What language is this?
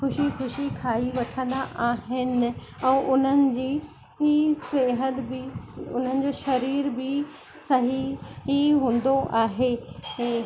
Sindhi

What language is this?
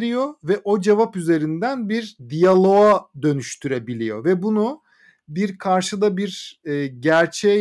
Turkish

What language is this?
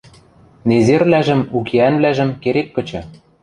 Western Mari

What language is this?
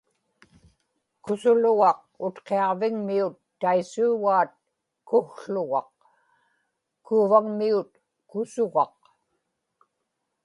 Inupiaq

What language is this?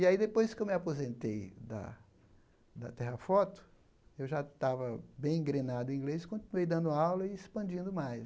Portuguese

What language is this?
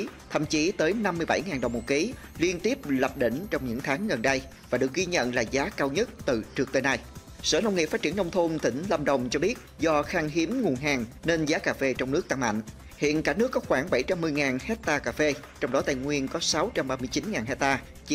Vietnamese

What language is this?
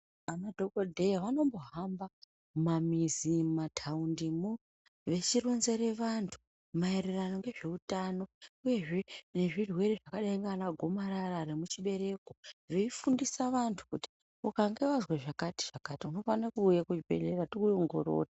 Ndau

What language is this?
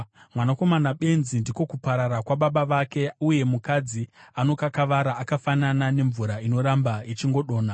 Shona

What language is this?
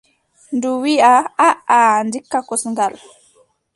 Adamawa Fulfulde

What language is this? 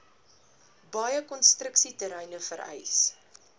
Afrikaans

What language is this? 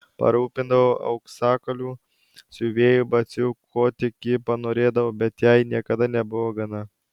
Lithuanian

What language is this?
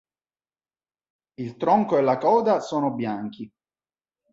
Italian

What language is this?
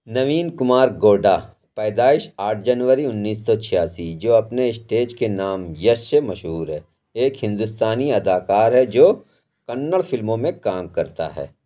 Urdu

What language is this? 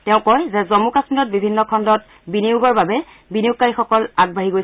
Assamese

